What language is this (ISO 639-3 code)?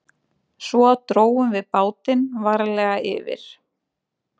isl